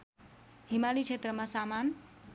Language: Nepali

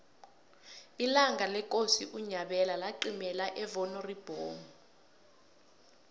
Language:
South Ndebele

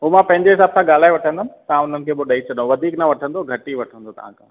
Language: Sindhi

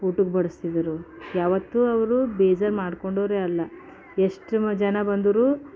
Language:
Kannada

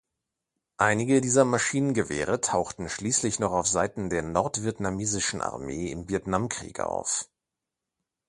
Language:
German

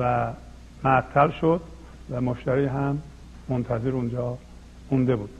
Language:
Persian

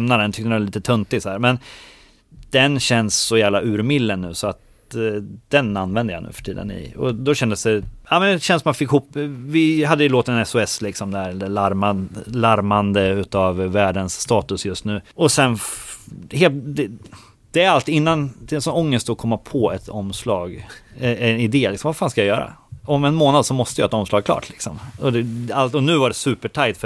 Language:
Swedish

